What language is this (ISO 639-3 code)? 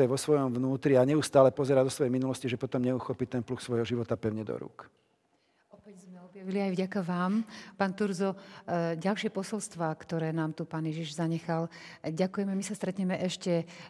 slk